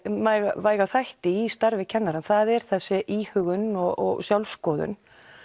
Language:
Icelandic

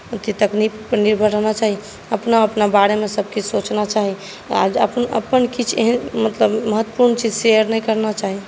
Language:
Maithili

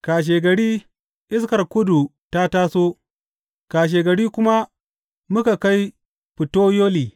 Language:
Hausa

